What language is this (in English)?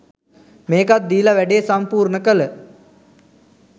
Sinhala